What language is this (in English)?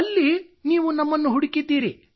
Kannada